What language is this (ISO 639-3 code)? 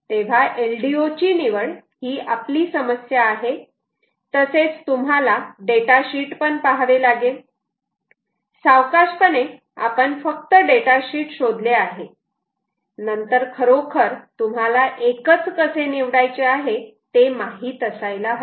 mar